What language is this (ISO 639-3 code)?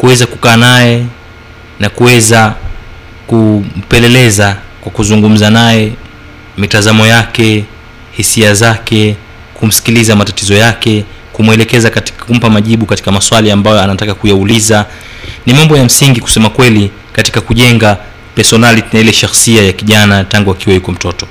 swa